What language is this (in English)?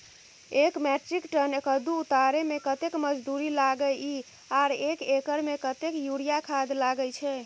Maithili